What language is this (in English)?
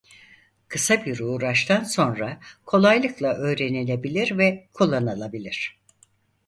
Turkish